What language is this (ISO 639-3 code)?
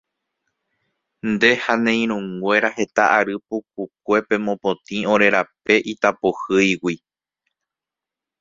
grn